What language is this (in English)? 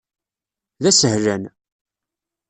Kabyle